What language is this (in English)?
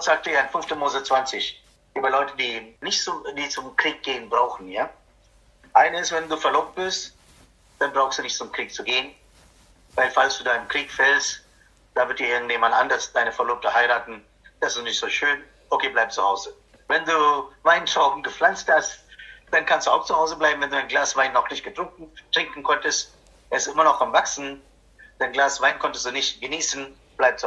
German